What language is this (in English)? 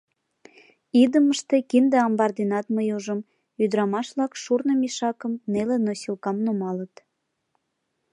Mari